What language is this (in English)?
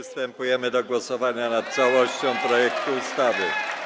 Polish